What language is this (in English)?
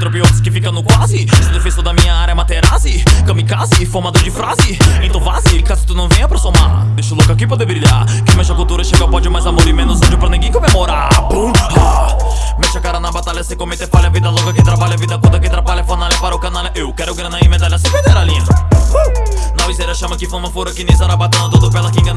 Portuguese